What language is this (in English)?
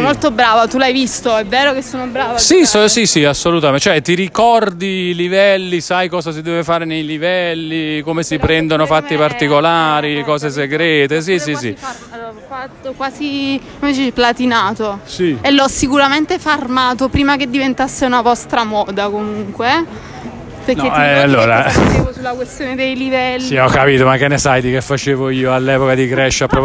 Italian